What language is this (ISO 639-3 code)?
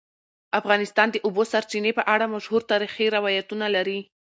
pus